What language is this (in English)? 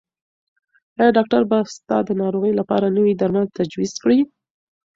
Pashto